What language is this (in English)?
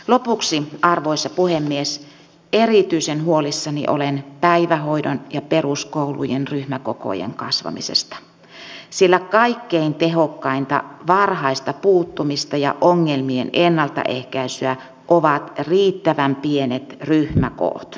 Finnish